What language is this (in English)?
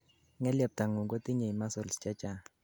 Kalenjin